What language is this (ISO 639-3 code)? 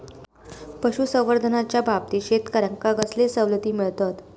mar